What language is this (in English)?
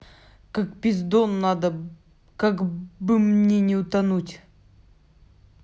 Russian